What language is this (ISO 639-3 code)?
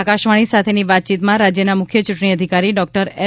guj